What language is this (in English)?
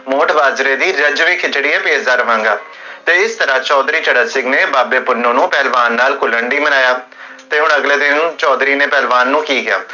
Punjabi